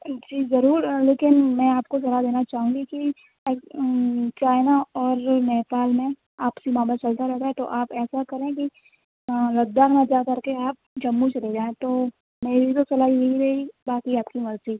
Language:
Urdu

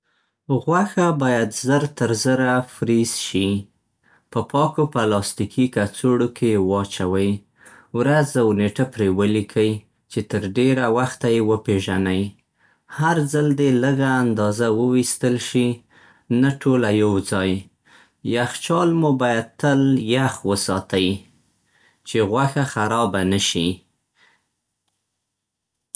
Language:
Central Pashto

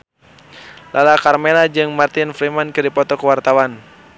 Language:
Sundanese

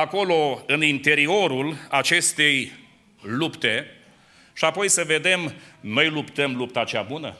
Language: Romanian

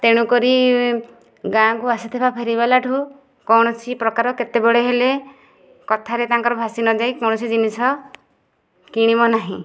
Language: Odia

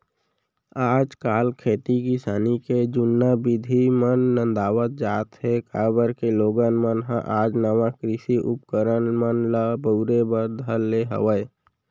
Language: Chhattisgarhi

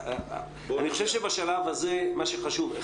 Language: Hebrew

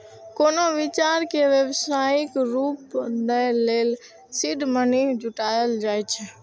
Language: Maithili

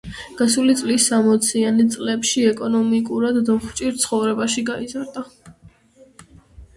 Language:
Georgian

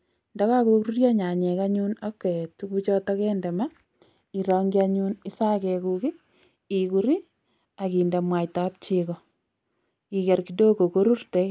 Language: Kalenjin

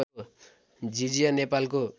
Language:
Nepali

